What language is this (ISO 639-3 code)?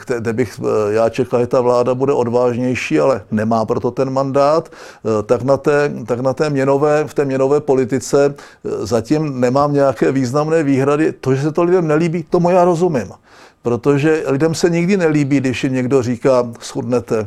ces